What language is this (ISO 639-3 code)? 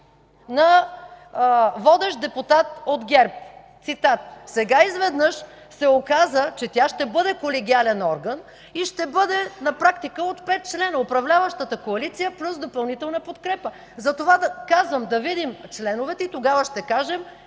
bul